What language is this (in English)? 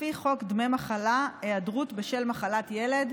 Hebrew